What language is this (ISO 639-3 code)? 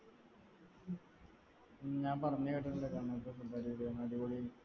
mal